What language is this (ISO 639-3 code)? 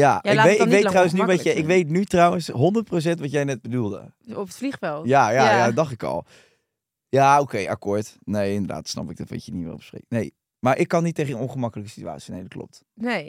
nld